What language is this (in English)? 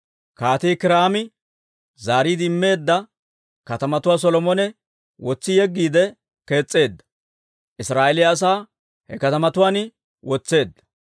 Dawro